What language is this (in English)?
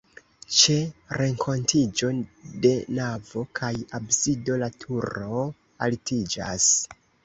Esperanto